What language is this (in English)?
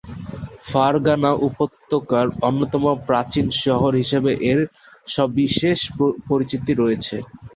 Bangla